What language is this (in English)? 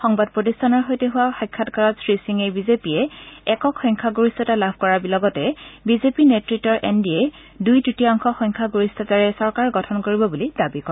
Assamese